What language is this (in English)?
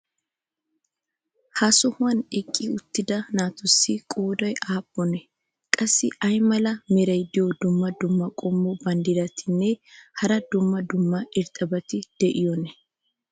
Wolaytta